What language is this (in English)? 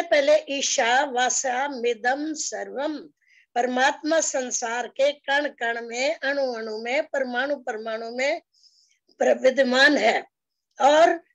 Hindi